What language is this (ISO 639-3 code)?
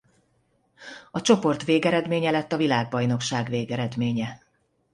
hun